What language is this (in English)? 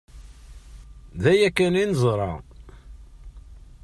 Kabyle